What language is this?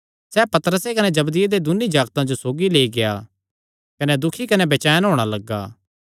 Kangri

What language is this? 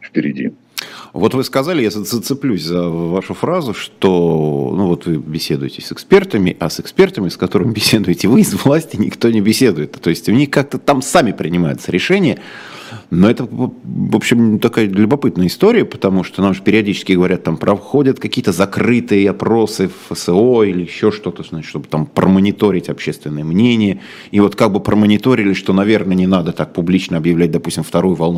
Russian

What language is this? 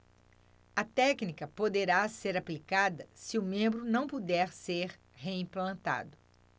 Portuguese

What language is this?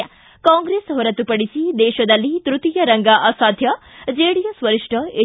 Kannada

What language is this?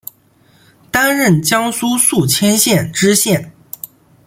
Chinese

